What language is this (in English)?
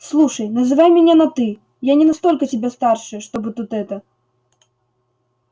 Russian